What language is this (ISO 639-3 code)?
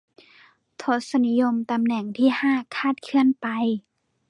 tha